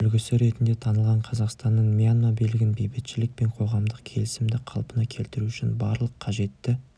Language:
Kazakh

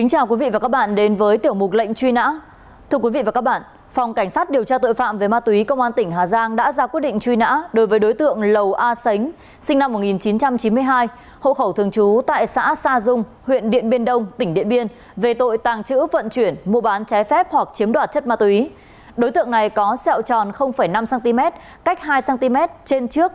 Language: Vietnamese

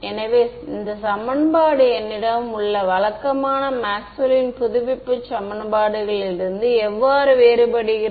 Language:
Tamil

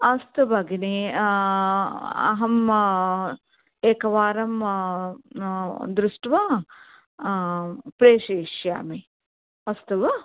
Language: Sanskrit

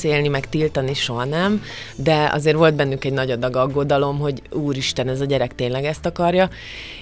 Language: Hungarian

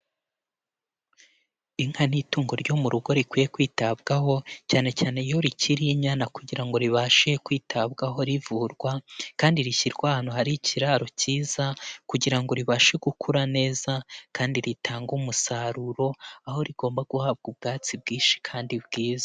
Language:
Kinyarwanda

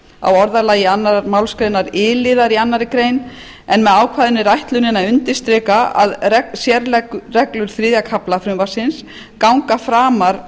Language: Icelandic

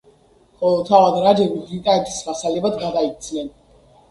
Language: Georgian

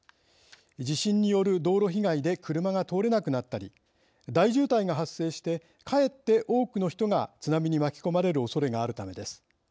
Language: Japanese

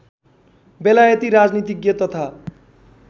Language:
Nepali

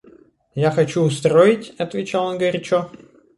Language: Russian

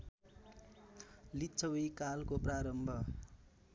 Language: Nepali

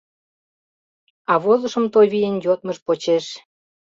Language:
Mari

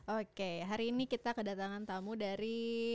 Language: Indonesian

